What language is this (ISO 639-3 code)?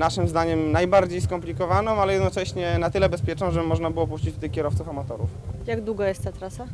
pol